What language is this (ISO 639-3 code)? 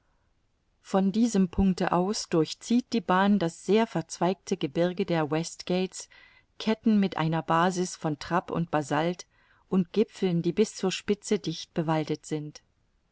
deu